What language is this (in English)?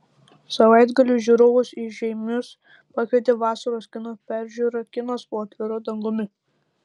Lithuanian